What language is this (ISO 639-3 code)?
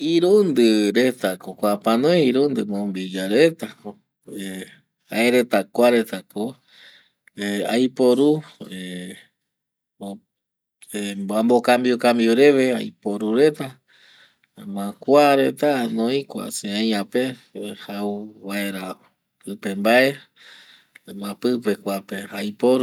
gui